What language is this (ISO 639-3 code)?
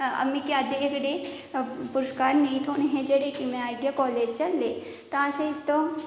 doi